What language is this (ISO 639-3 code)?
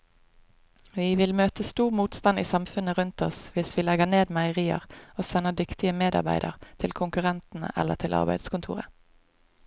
nor